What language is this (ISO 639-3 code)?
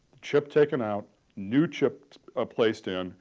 eng